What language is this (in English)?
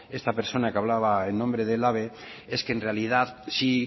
Spanish